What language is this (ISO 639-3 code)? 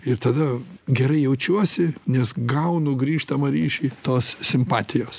lit